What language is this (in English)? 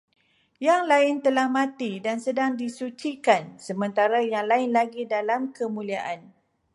Malay